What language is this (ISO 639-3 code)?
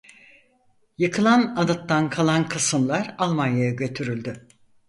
tur